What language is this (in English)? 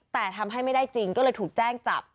Thai